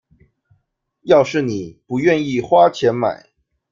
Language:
Chinese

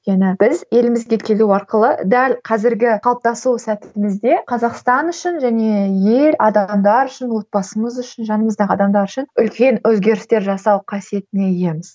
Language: Kazakh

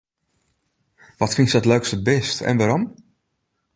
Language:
Western Frisian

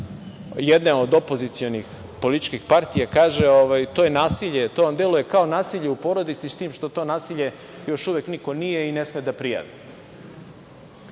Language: Serbian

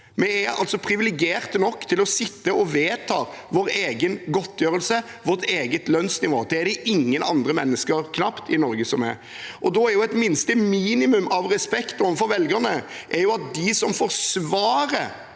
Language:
Norwegian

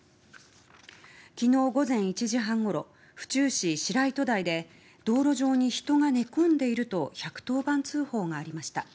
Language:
Japanese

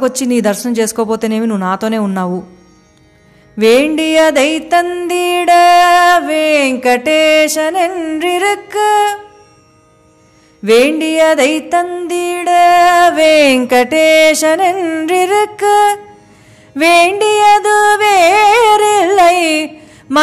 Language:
Telugu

